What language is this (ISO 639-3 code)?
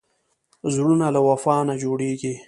pus